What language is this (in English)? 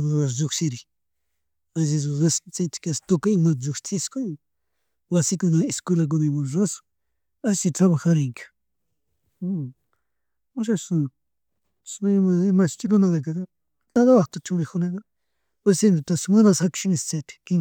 Chimborazo Highland Quichua